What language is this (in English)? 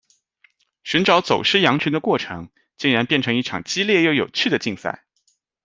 Chinese